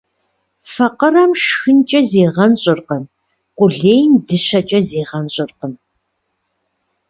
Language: Kabardian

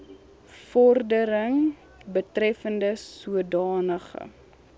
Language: Afrikaans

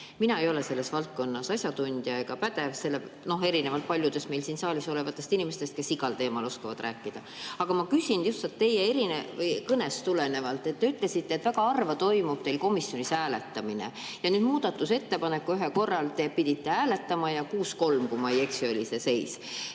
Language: Estonian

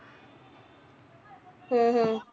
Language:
Punjabi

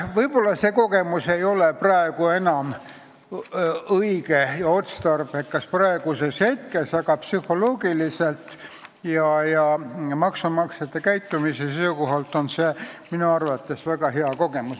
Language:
Estonian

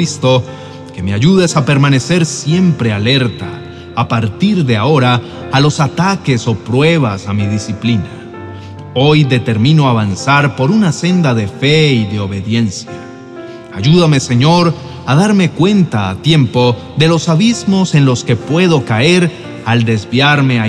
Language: Spanish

